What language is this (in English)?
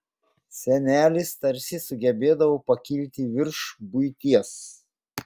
Lithuanian